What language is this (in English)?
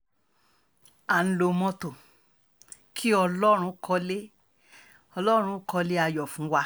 Yoruba